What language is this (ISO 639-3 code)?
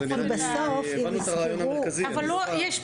heb